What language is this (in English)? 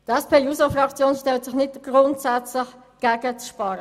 Swiss German